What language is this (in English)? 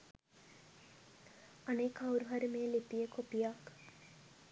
Sinhala